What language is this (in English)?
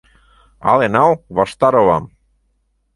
Mari